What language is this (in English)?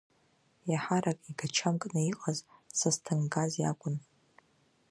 Abkhazian